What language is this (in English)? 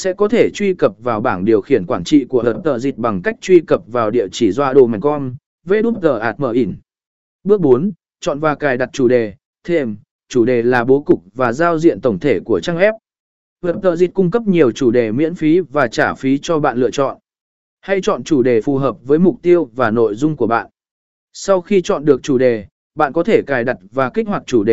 Vietnamese